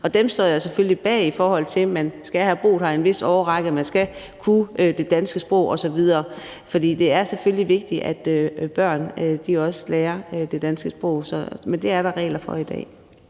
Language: Danish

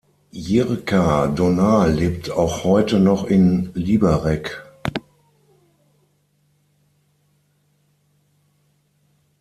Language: German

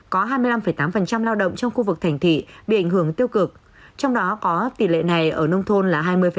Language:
Vietnamese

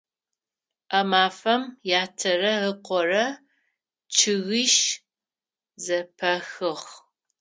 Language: Adyghe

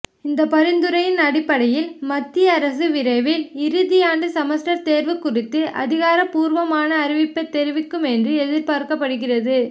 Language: Tamil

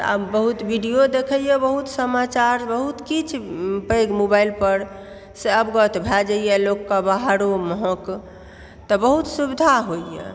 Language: Maithili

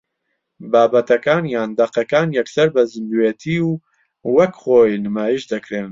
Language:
Central Kurdish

